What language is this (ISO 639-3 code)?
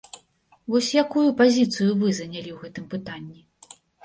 bel